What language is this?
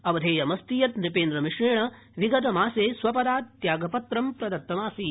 Sanskrit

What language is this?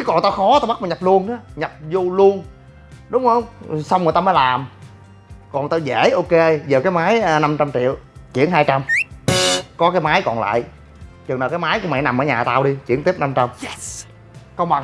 Vietnamese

